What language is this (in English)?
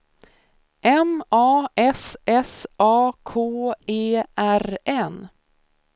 Swedish